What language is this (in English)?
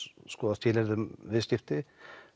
Icelandic